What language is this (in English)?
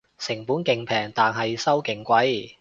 Cantonese